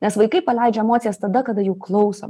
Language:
Lithuanian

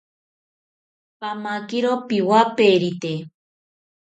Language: South Ucayali Ashéninka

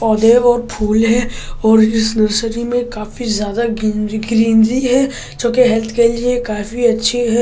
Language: Hindi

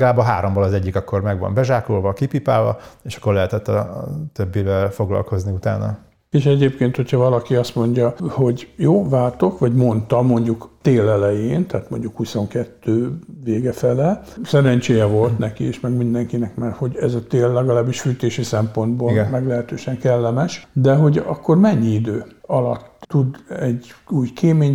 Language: Hungarian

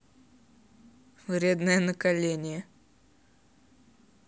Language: Russian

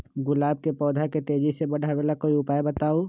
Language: Magahi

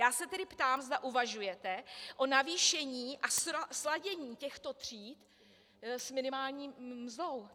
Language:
Czech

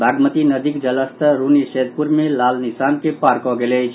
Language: Maithili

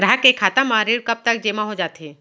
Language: Chhattisgarhi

